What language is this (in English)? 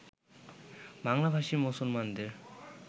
Bangla